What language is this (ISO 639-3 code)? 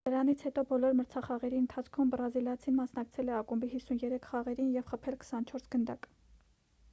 hye